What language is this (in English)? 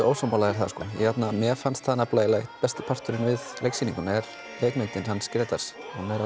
Icelandic